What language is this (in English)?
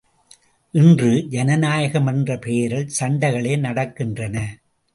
Tamil